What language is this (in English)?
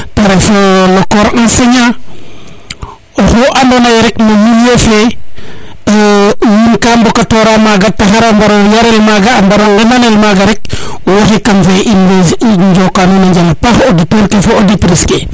Serer